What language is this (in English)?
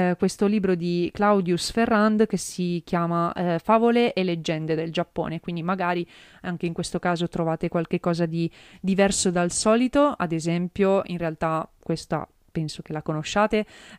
Italian